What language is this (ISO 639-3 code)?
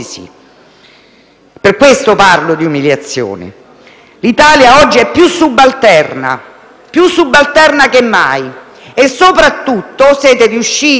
ita